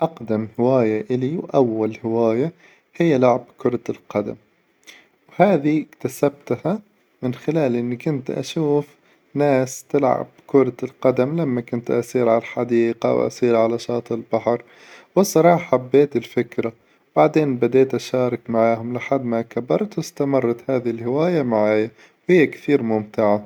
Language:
Hijazi Arabic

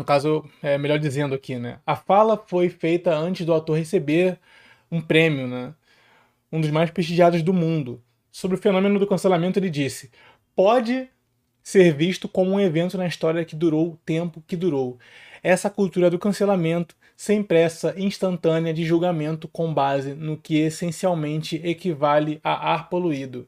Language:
Portuguese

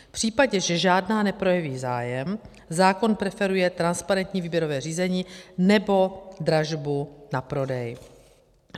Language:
Czech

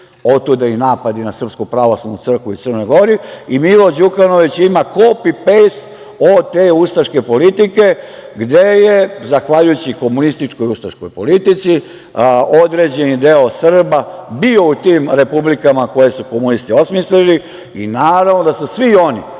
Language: Serbian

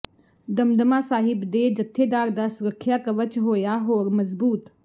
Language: Punjabi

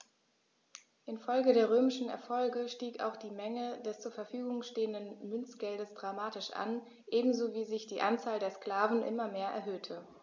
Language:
German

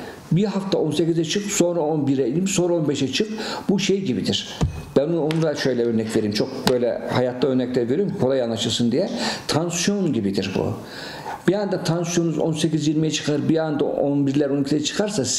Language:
Turkish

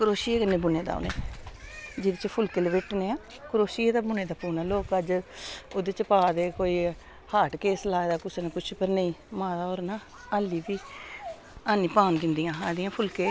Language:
Dogri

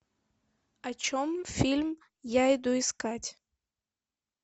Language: Russian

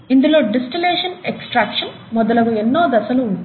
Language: Telugu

